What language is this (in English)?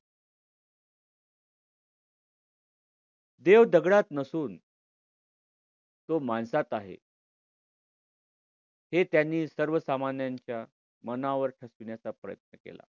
Marathi